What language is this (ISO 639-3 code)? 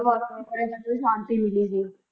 pan